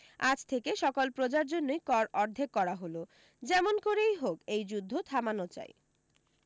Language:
Bangla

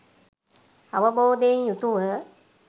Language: Sinhala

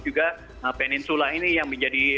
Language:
Indonesian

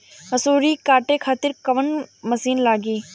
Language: Bhojpuri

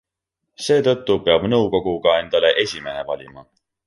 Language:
Estonian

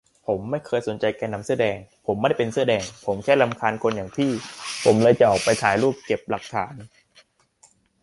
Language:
Thai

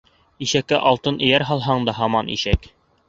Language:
Bashkir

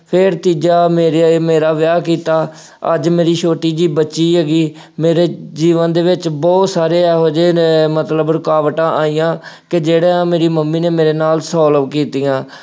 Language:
Punjabi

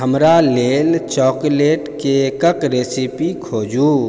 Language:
Maithili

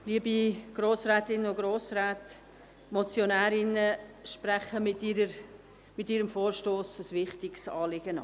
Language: Swiss German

